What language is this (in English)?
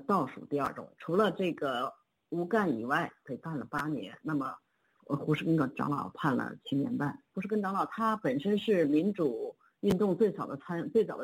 Chinese